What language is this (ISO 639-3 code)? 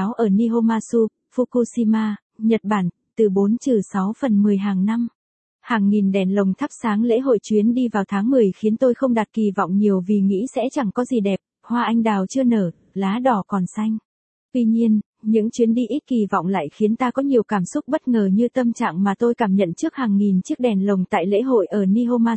vie